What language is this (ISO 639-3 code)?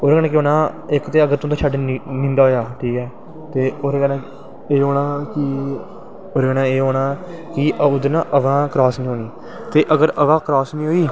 doi